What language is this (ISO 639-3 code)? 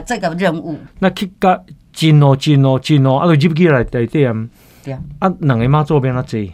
zho